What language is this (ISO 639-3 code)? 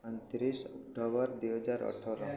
ori